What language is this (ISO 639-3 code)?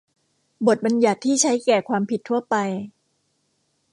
tha